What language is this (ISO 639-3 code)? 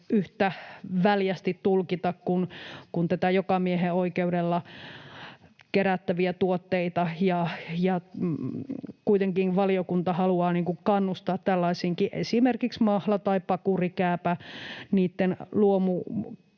fin